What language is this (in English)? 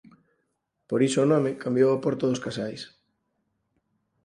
Galician